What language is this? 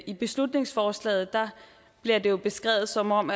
Danish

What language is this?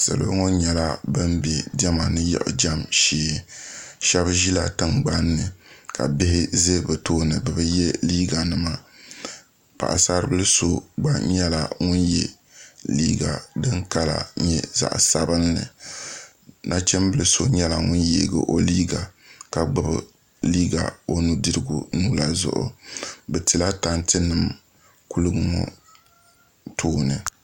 Dagbani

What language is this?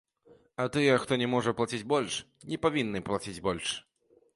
Belarusian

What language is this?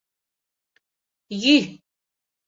Mari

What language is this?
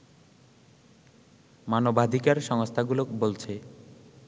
Bangla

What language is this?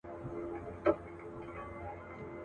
Pashto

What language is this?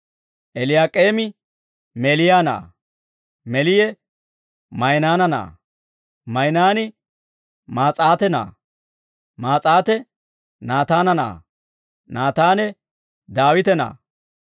Dawro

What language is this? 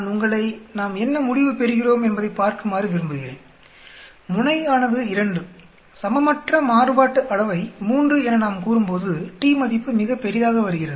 Tamil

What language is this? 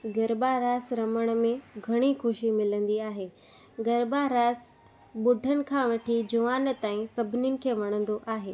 Sindhi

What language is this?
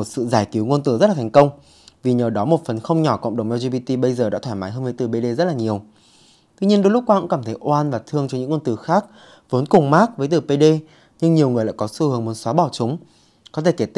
Vietnamese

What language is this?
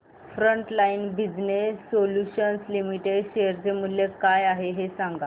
Marathi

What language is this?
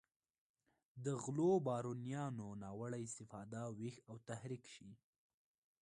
Pashto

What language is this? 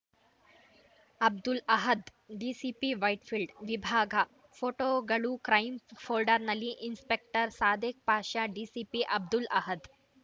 Kannada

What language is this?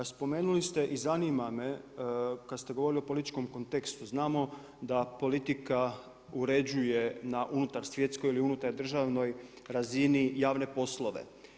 Croatian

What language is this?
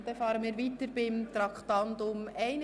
Swiss German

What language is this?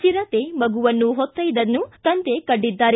Kannada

